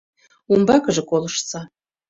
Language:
Mari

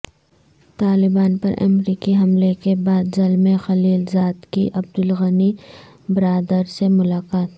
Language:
Urdu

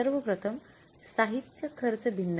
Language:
Marathi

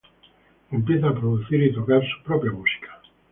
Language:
Spanish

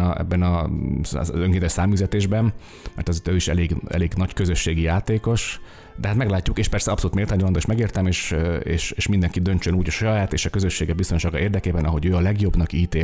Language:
Hungarian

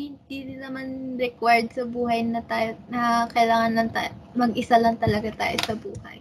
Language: Filipino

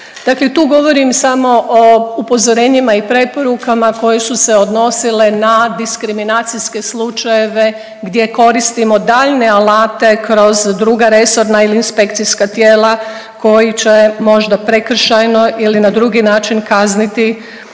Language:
Croatian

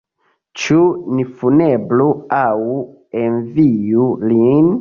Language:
Esperanto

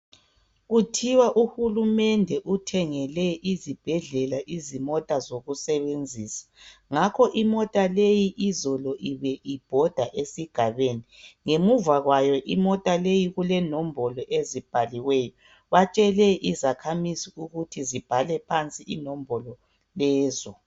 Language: North Ndebele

